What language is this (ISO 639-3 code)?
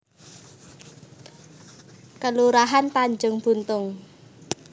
jav